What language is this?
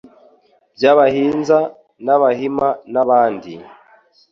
Kinyarwanda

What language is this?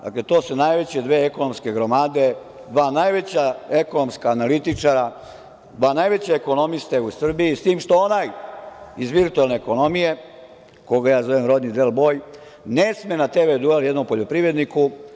Serbian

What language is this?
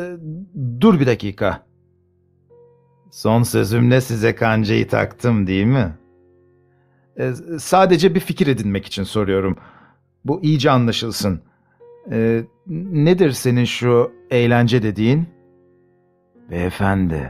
Turkish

